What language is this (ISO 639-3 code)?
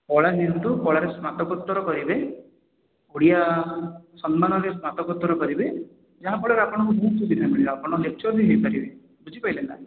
ori